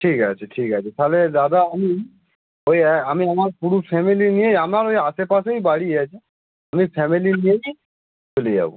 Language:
Bangla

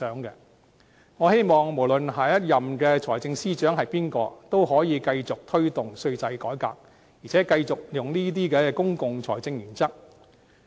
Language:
Cantonese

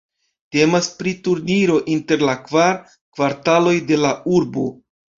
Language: Esperanto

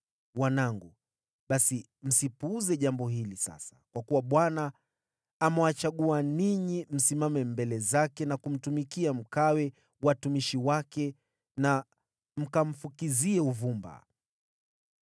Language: Swahili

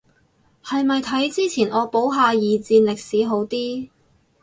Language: Cantonese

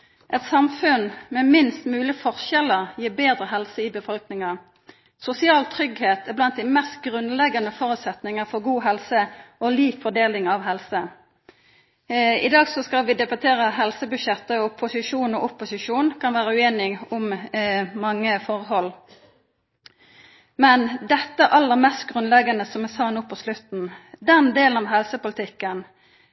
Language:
Norwegian Nynorsk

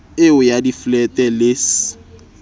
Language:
Southern Sotho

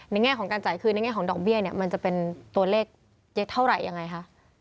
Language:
Thai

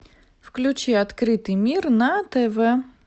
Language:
Russian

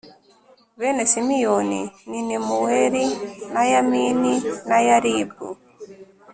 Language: Kinyarwanda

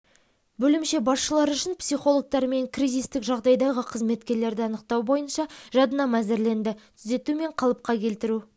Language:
Kazakh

